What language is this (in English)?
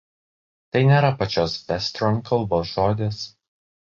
Lithuanian